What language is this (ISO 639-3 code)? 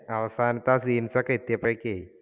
mal